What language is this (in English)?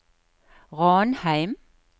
Norwegian